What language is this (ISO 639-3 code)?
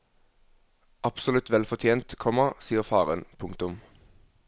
nor